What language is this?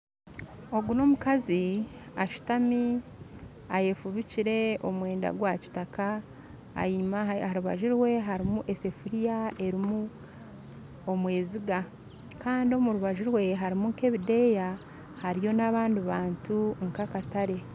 Nyankole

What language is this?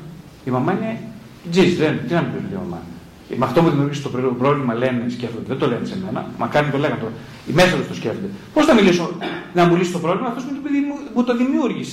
Greek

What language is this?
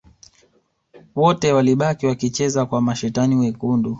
Swahili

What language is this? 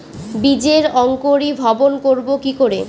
Bangla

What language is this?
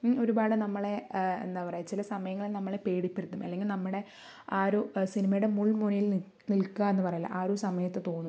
Malayalam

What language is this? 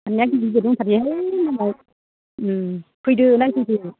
Bodo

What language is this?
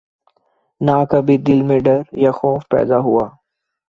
Urdu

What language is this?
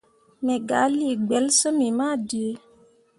Mundang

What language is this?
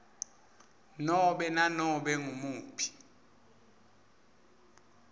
Swati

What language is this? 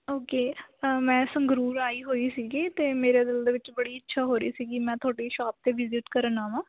Punjabi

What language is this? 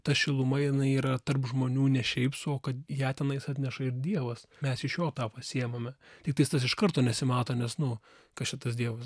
Lithuanian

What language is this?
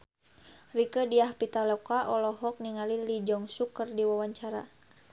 Sundanese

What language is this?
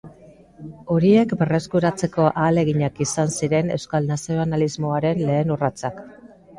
Basque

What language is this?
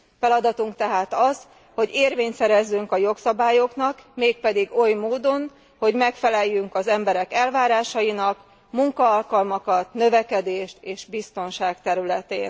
Hungarian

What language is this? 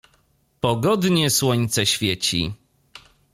Polish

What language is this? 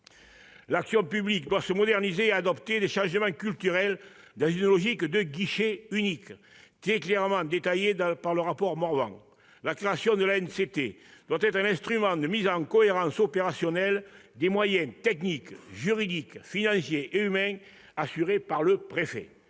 French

